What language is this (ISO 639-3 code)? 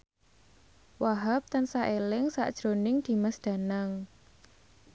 jav